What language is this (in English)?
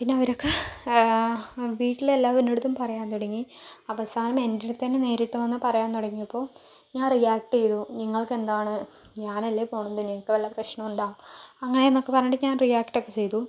Malayalam